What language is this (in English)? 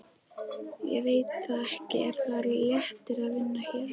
Icelandic